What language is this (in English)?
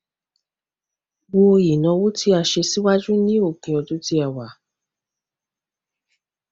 Yoruba